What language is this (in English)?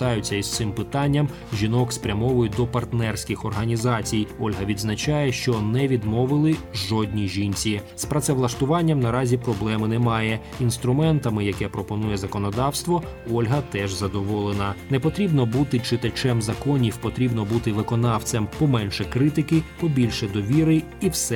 Ukrainian